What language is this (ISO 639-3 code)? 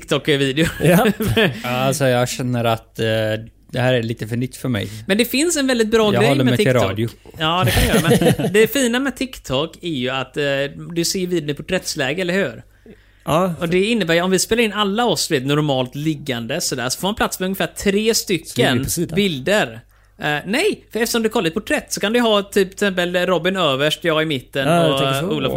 swe